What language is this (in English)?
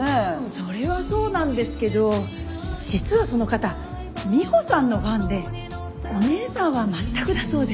Japanese